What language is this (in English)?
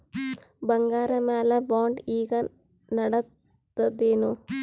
Kannada